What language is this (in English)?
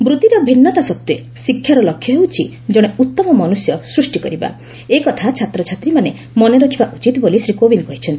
Odia